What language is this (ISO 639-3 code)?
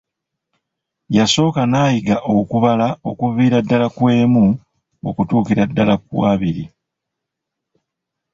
lug